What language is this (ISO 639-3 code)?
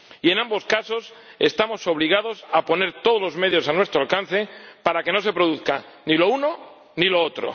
spa